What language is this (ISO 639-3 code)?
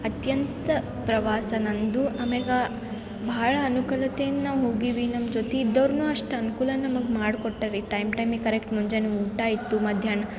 kan